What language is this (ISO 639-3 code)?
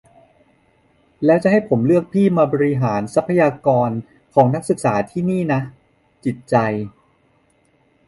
tha